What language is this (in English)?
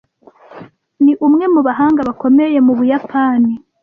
Kinyarwanda